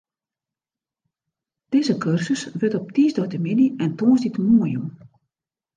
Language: Western Frisian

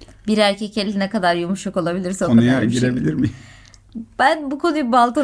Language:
Turkish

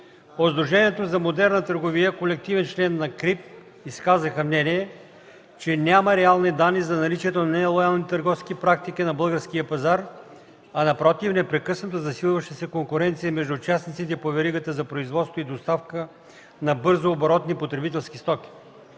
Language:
Bulgarian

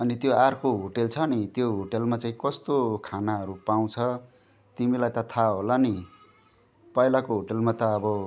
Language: Nepali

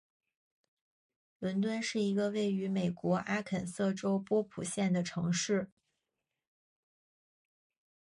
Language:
Chinese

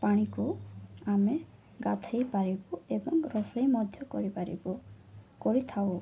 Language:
Odia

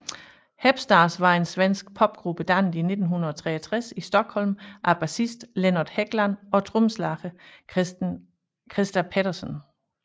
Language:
Danish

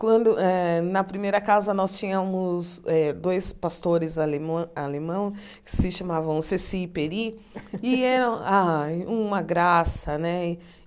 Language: Portuguese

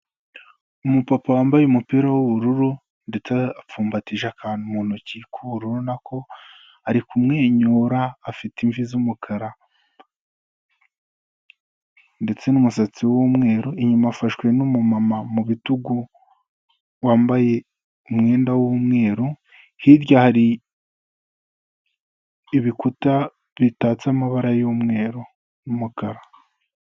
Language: Kinyarwanda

